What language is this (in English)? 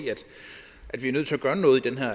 Danish